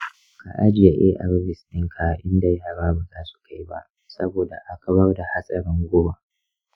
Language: Hausa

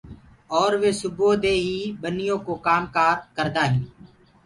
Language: Gurgula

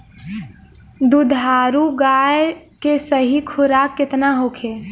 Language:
Bhojpuri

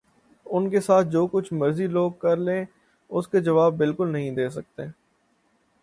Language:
Urdu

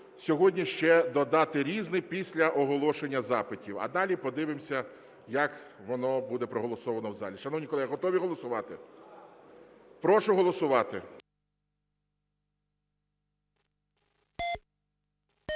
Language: Ukrainian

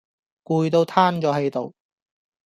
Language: Cantonese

